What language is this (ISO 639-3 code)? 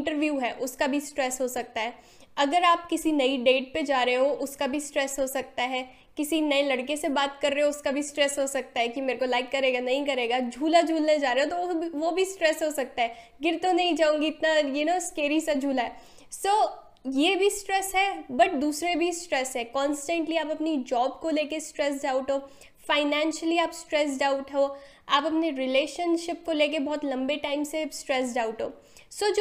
hin